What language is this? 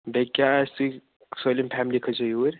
Kashmiri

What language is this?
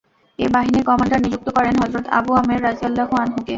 Bangla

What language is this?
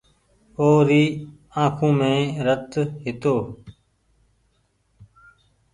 Goaria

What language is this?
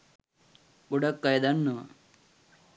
Sinhala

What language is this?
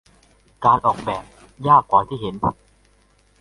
Thai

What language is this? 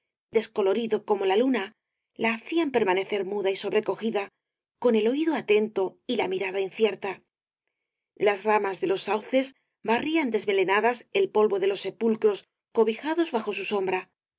Spanish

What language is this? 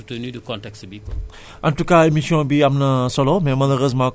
Wolof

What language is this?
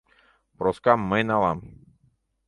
Mari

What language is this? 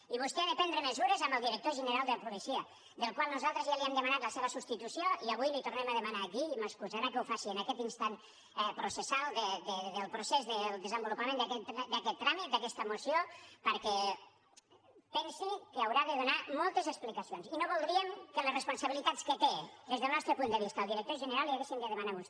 Catalan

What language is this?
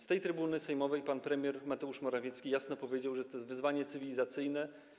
Polish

